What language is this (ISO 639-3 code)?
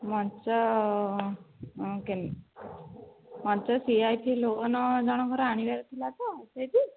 ori